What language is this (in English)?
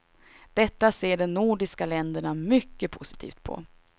Swedish